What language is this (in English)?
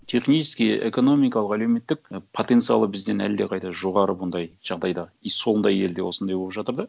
Kazakh